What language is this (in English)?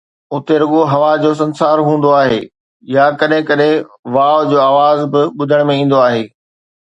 Sindhi